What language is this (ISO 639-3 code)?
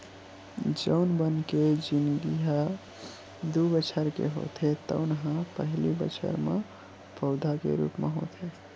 hne